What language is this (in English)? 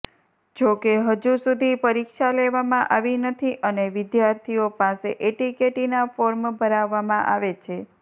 Gujarati